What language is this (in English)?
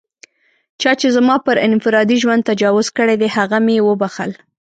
Pashto